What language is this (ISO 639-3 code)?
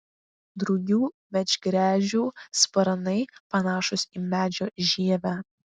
lit